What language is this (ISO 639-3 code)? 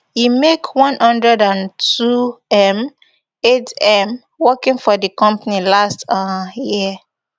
pcm